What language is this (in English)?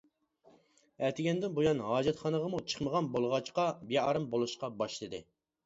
Uyghur